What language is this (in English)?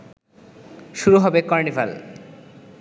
Bangla